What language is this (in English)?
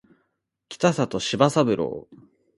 Japanese